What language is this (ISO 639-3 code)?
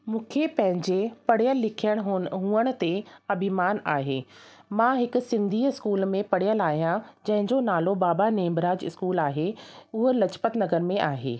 snd